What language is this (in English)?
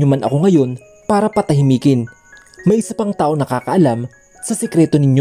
Filipino